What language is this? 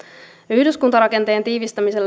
Finnish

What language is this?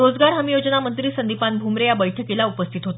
Marathi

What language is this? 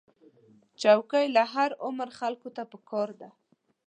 Pashto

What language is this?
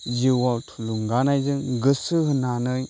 Bodo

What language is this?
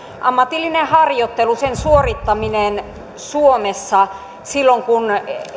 Finnish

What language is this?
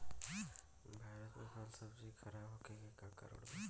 Bhojpuri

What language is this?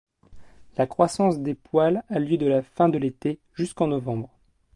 French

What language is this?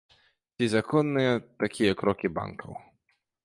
Belarusian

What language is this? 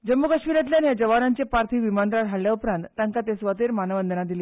Konkani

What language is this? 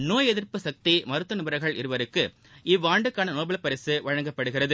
Tamil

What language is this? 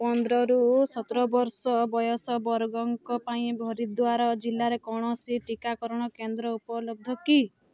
Odia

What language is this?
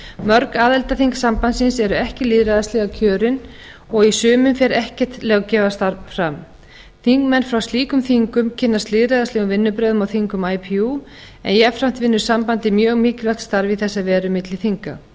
Icelandic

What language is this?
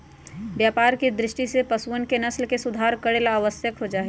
Magahi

